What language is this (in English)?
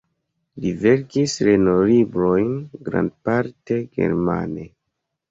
Esperanto